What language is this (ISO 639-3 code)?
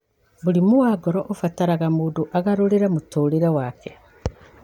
kik